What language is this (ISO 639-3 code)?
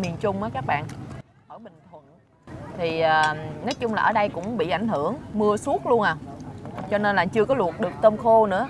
vie